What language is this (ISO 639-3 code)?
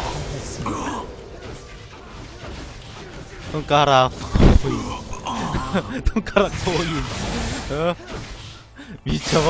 kor